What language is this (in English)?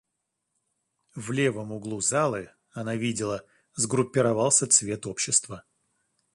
Russian